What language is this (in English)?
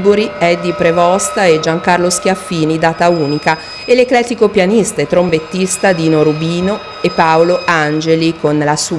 Italian